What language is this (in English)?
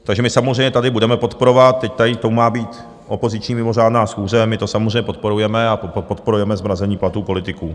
Czech